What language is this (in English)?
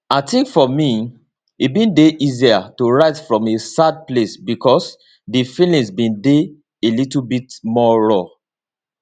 Nigerian Pidgin